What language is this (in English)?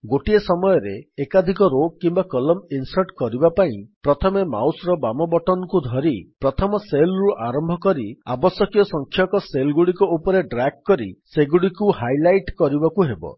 Odia